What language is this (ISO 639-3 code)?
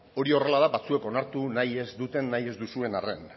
eus